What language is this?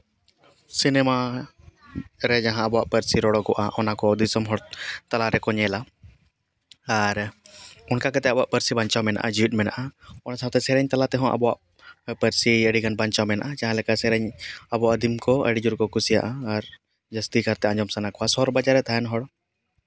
Santali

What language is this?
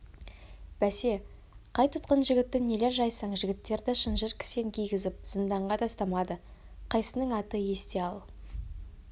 Kazakh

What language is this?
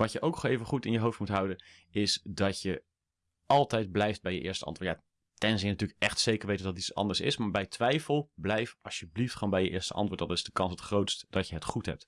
Dutch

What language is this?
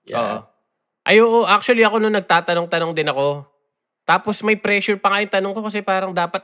Filipino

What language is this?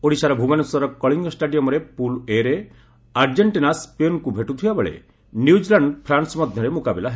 Odia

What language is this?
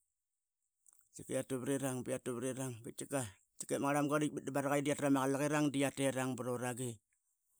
Qaqet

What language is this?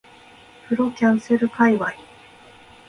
Japanese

